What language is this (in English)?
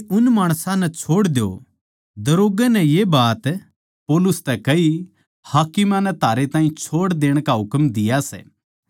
Haryanvi